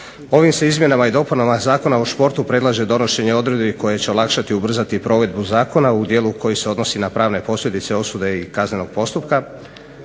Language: Croatian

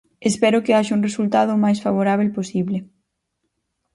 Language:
Galician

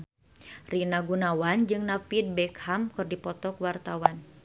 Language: Sundanese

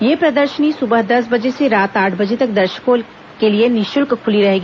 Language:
Hindi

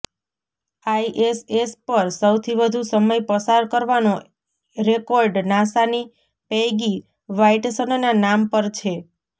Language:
Gujarati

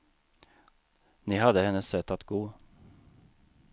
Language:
Swedish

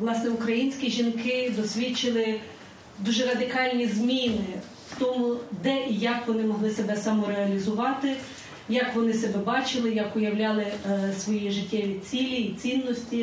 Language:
Ukrainian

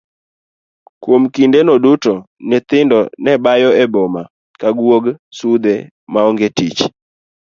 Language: Luo (Kenya and Tanzania)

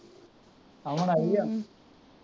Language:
Punjabi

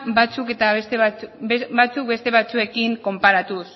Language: Basque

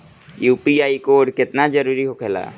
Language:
Bhojpuri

